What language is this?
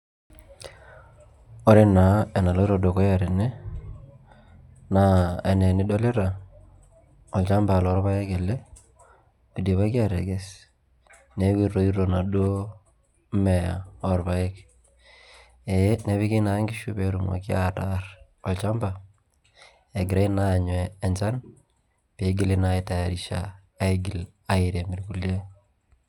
Masai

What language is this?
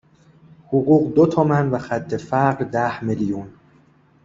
Persian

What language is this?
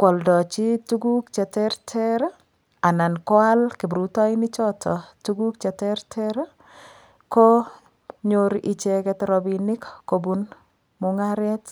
Kalenjin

